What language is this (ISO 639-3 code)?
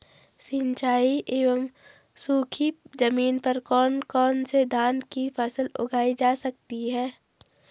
hin